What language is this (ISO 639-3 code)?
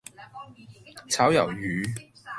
yue